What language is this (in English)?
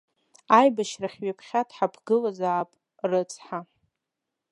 Abkhazian